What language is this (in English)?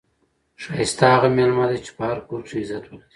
Pashto